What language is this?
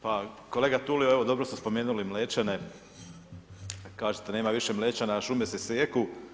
Croatian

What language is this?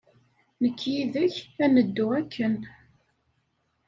Kabyle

